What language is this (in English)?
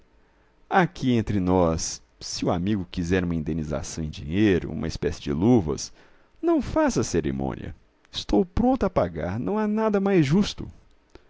Portuguese